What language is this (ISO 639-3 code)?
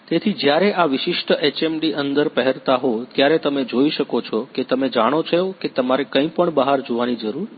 guj